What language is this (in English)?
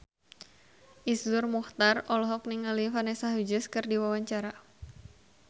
Sundanese